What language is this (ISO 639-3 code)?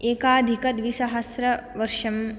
san